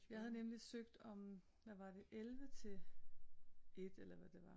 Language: Danish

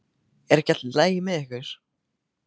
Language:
Icelandic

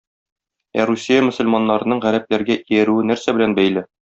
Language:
Tatar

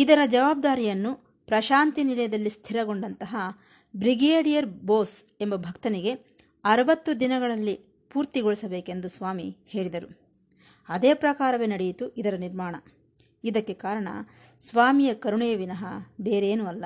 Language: Kannada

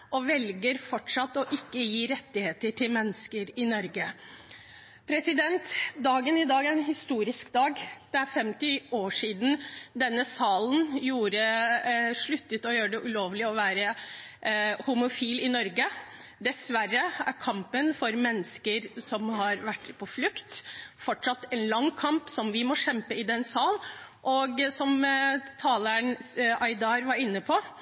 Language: Norwegian Bokmål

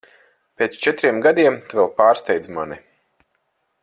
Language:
Latvian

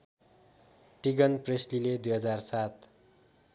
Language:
Nepali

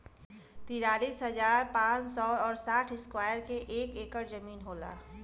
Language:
Bhojpuri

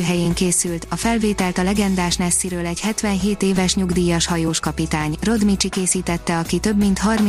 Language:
Hungarian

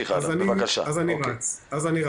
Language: Hebrew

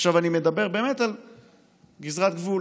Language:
Hebrew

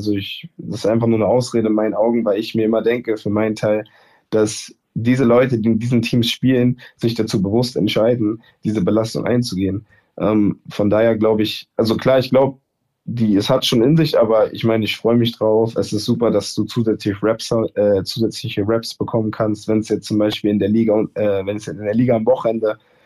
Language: German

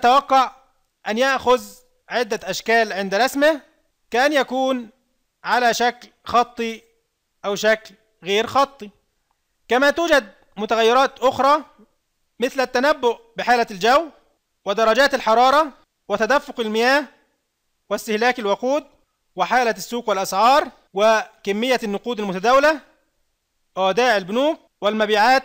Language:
Arabic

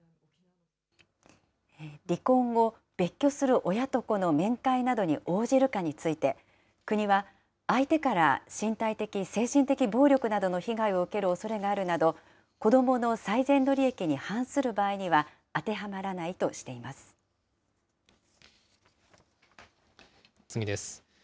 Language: Japanese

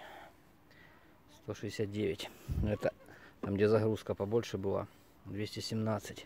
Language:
Russian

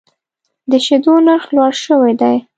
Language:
Pashto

